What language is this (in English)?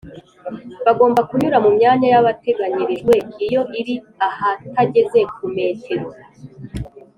Kinyarwanda